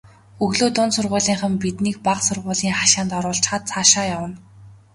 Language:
Mongolian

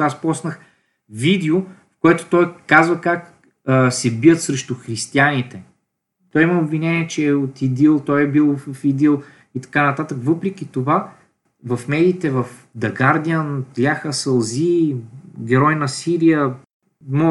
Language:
Bulgarian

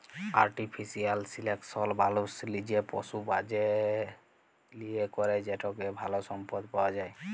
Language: Bangla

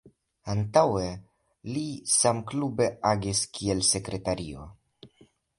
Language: Esperanto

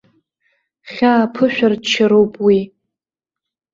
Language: Abkhazian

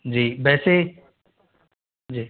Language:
Hindi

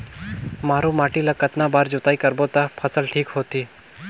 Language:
Chhattisgarhi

